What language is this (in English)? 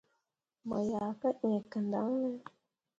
Mundang